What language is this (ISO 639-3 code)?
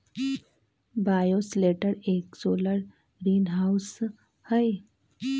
mag